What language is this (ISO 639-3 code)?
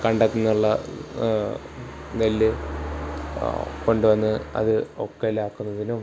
mal